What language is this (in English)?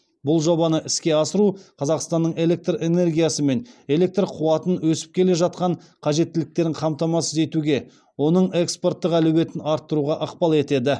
Kazakh